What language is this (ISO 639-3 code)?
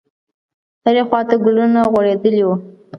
pus